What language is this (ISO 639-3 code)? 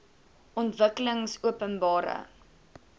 afr